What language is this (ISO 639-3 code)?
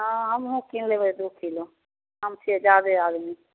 mai